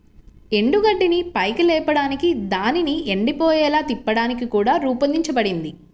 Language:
Telugu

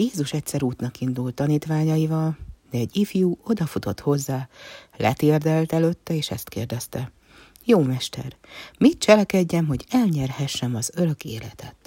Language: Hungarian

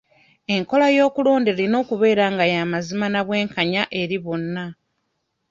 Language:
Ganda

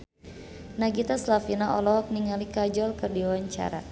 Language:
Sundanese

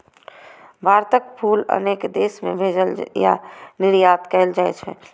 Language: Maithili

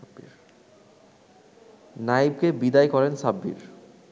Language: Bangla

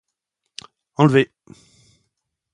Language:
French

